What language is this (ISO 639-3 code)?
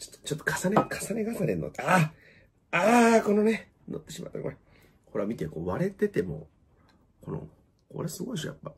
jpn